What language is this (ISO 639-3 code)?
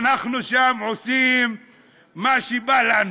heb